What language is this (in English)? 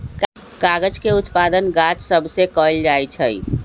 Magahi